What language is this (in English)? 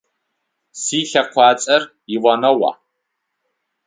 Adyghe